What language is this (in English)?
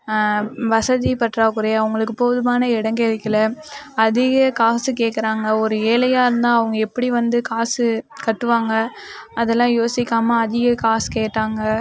Tamil